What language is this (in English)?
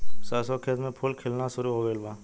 Bhojpuri